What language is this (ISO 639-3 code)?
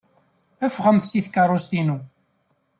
kab